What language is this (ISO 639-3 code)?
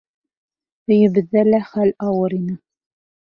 bak